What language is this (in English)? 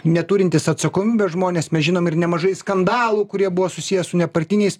Lithuanian